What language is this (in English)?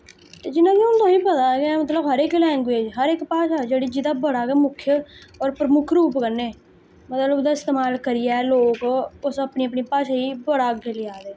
Dogri